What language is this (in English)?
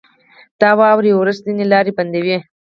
Pashto